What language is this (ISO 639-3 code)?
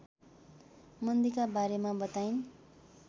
nep